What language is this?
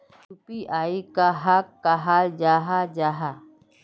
Magahi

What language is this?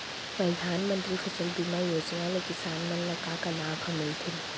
Chhattisgarhi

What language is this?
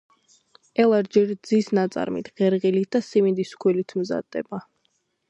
Georgian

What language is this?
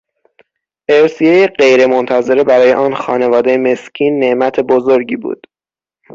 Persian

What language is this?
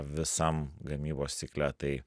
Lithuanian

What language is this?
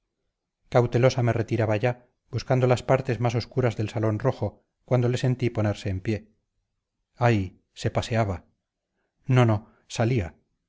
Spanish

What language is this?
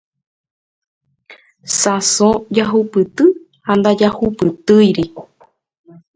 Guarani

